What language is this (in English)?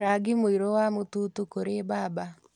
Kikuyu